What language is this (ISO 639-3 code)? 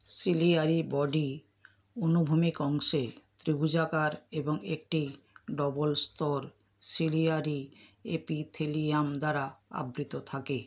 ben